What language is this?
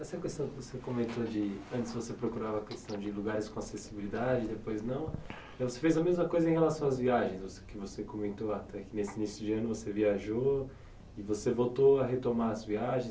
Portuguese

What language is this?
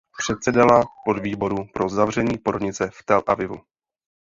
Czech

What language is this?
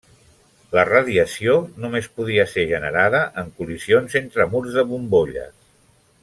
Catalan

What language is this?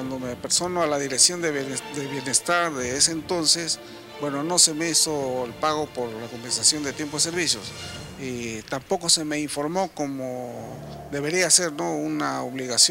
Spanish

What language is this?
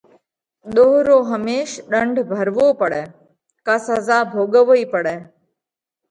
Parkari Koli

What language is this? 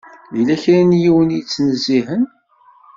Kabyle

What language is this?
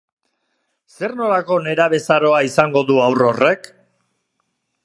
Basque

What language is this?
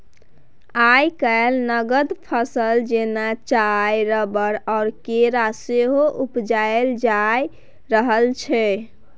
Maithili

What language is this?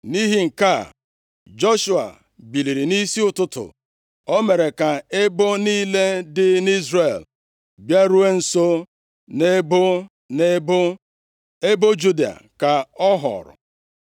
Igbo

